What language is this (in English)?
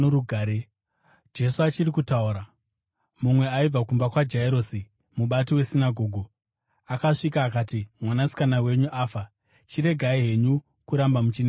Shona